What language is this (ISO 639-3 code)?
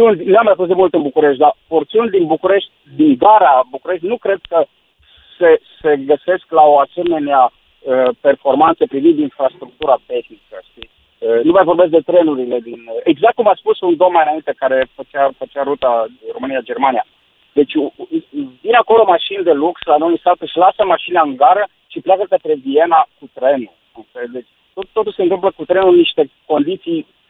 ron